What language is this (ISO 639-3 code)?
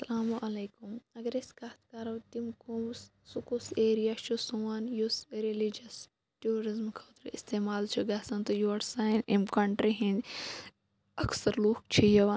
kas